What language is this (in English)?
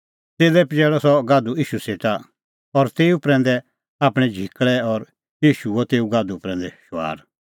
Kullu Pahari